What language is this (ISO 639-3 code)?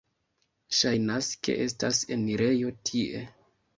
epo